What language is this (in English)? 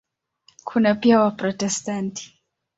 Swahili